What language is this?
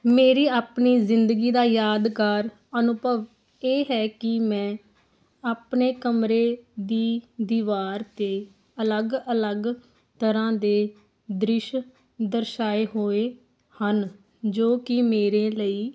Punjabi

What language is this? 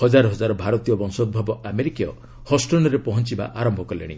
Odia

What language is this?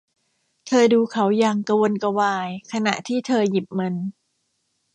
Thai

